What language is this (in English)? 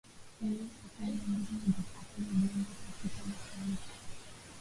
Swahili